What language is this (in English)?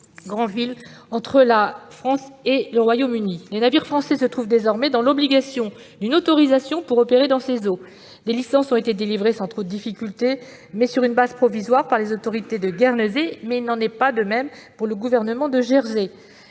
French